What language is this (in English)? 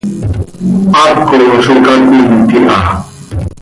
Seri